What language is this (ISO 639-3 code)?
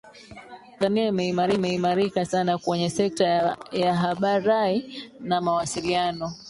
swa